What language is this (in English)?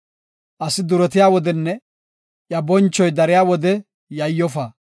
Gofa